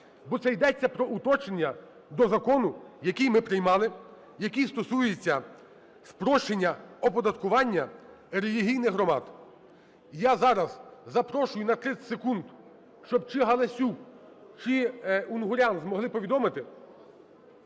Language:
Ukrainian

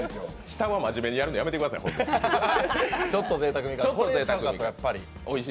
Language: Japanese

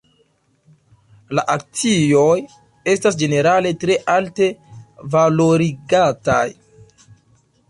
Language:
Esperanto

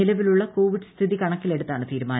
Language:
Malayalam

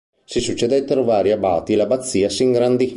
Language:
Italian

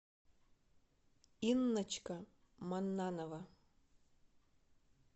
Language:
Russian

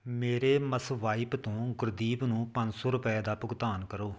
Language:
Punjabi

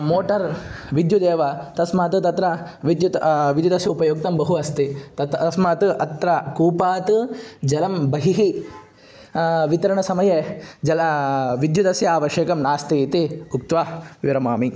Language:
Sanskrit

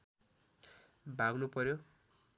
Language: Nepali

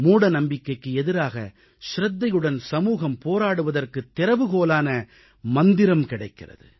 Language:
Tamil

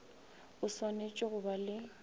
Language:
Northern Sotho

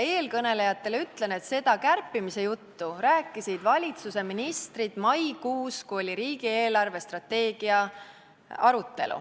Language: Estonian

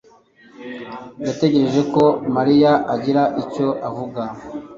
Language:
Kinyarwanda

